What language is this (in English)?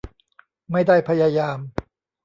Thai